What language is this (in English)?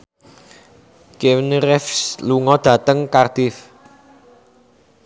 Javanese